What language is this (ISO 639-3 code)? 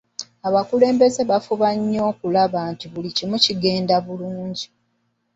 lug